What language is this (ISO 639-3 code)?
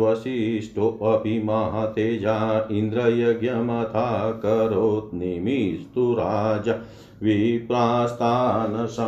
hin